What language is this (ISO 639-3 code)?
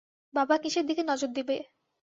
ben